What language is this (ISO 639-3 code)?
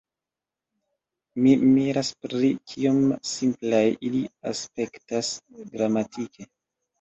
epo